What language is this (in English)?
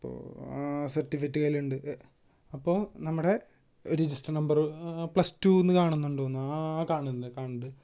Malayalam